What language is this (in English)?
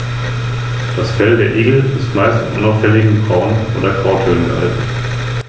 German